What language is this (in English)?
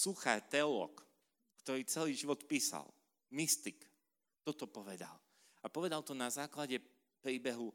Slovak